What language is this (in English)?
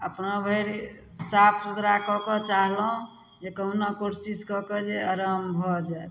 Maithili